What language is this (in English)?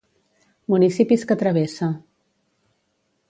Catalan